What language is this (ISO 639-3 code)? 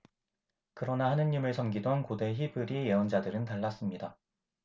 kor